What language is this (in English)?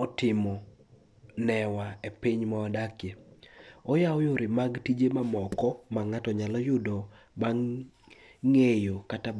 Luo (Kenya and Tanzania)